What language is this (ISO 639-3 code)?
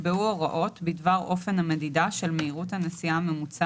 heb